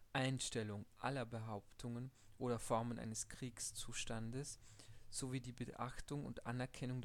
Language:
German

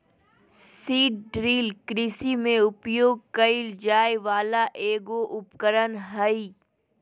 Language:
Magahi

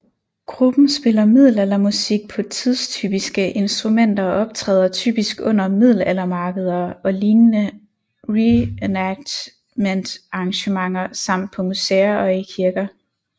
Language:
Danish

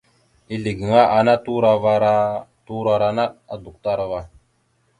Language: Mada (Cameroon)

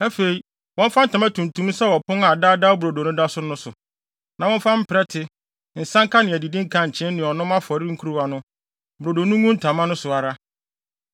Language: Akan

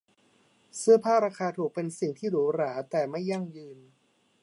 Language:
Thai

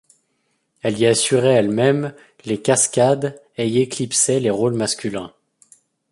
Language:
French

